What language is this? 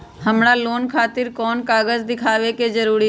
Magahi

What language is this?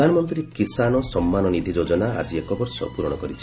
Odia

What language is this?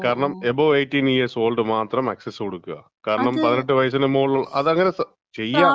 Malayalam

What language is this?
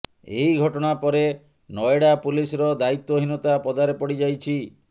Odia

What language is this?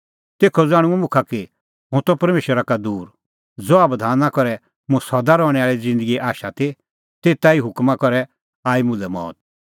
Kullu Pahari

